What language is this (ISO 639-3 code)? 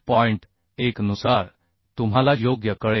mar